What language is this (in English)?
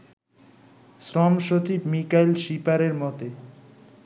Bangla